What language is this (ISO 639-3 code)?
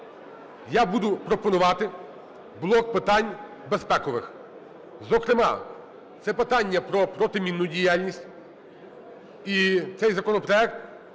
ukr